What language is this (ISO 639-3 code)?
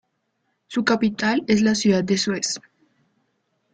spa